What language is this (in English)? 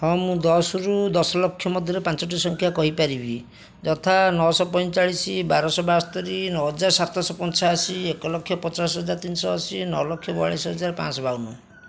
Odia